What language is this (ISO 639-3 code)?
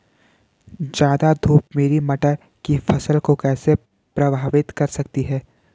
hin